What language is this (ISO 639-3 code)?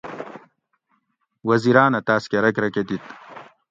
gwc